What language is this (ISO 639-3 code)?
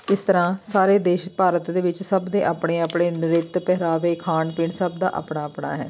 pan